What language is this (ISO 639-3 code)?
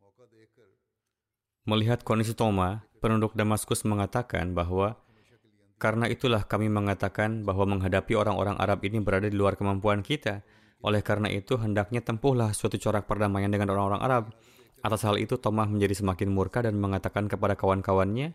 ind